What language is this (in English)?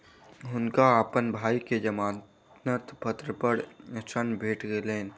Maithili